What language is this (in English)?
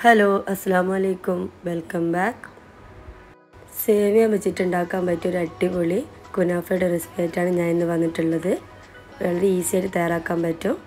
Arabic